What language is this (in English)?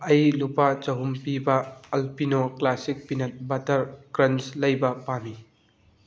Manipuri